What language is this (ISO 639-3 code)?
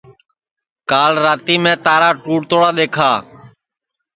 ssi